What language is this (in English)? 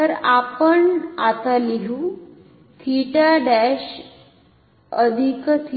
Marathi